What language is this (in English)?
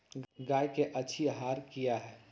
Magahi